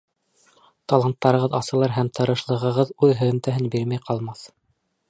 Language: Bashkir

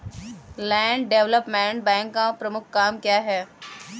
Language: Hindi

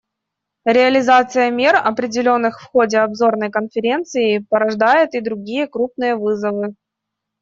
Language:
Russian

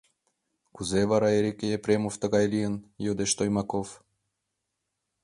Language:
Mari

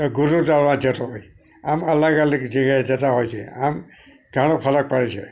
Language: Gujarati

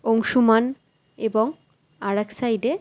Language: Bangla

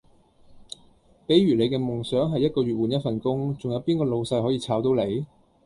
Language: Cantonese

